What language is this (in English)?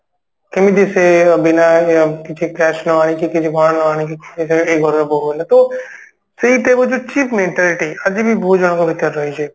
Odia